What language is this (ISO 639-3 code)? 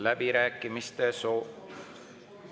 est